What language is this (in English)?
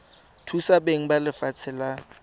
Tswana